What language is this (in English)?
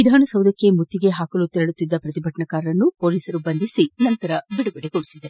Kannada